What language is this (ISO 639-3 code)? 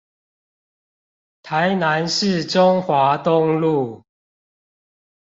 zho